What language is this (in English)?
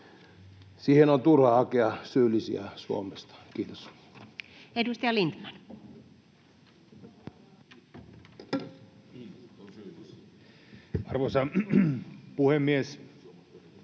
Finnish